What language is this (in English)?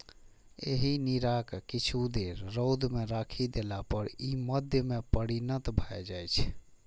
Maithili